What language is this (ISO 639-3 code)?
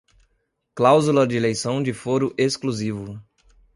por